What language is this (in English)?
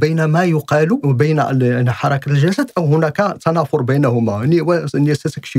Arabic